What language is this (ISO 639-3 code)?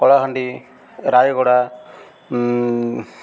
ori